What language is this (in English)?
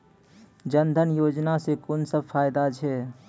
Maithili